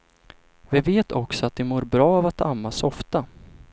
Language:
Swedish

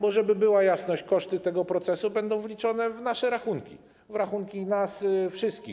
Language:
Polish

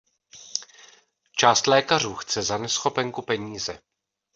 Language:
Czech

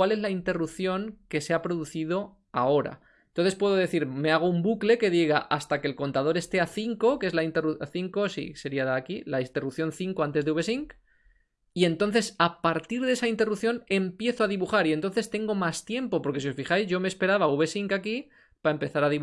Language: Spanish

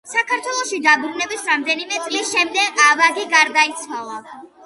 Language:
Georgian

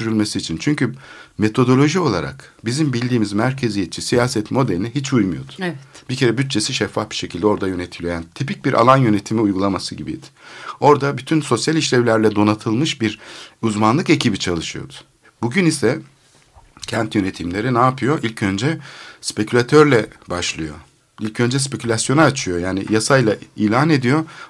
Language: Turkish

